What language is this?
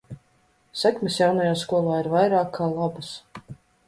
Latvian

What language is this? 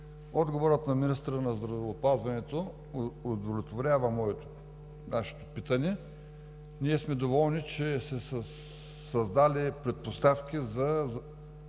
Bulgarian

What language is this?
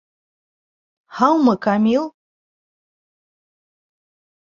Bashkir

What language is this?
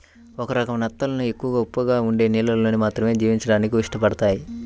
Telugu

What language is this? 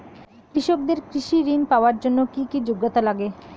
Bangla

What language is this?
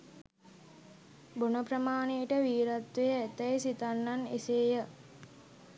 Sinhala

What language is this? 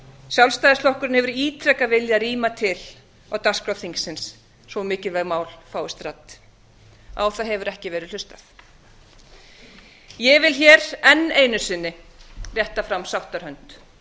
Icelandic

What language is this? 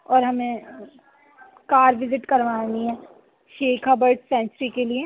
Urdu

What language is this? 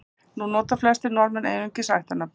Icelandic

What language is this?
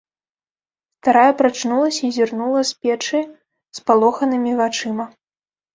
Belarusian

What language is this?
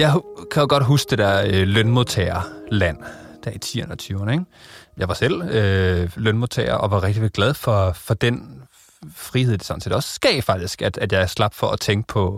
Danish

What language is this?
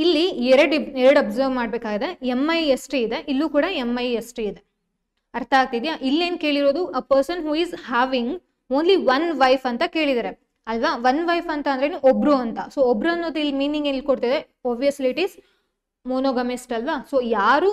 Kannada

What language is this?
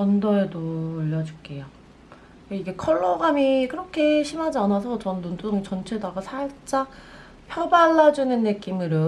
Korean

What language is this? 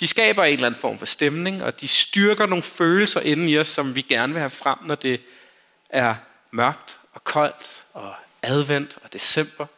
Danish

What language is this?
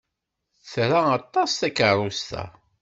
Kabyle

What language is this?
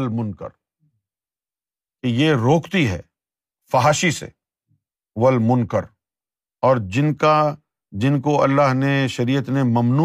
Urdu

